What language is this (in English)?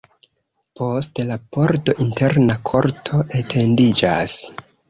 Esperanto